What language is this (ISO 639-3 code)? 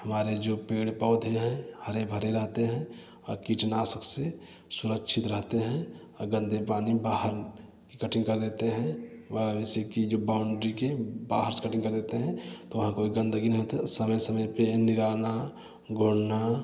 hin